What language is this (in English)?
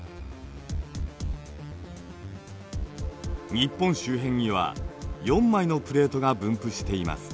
Japanese